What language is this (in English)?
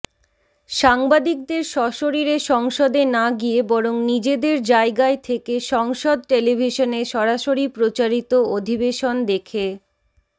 Bangla